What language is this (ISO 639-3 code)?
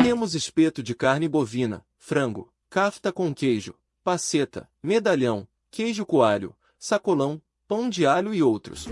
por